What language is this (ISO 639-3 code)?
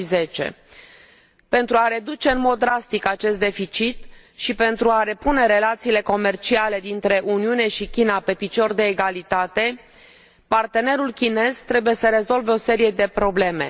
ron